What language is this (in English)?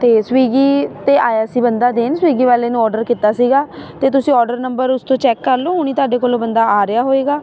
Punjabi